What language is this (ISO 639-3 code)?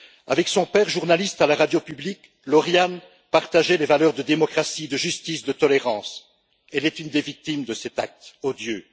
fra